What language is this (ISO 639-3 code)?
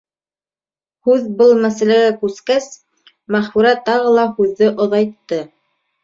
bak